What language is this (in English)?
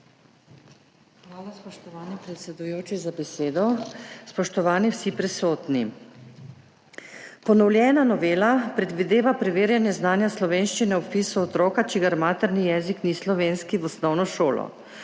Slovenian